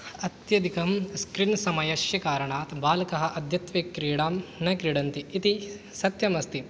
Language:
Sanskrit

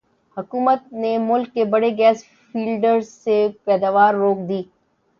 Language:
Urdu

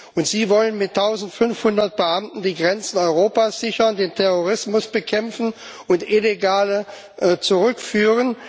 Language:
German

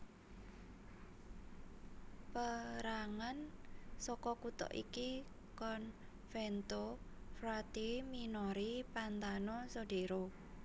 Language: Javanese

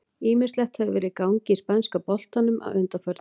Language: Icelandic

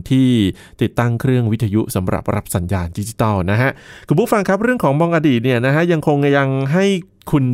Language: Thai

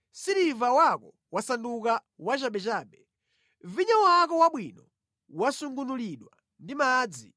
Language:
Nyanja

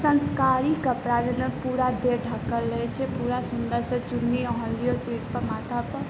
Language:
Maithili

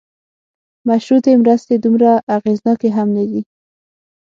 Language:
Pashto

